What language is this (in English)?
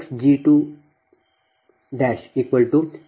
Kannada